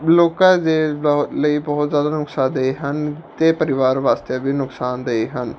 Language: Punjabi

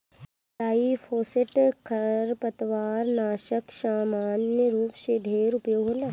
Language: Bhojpuri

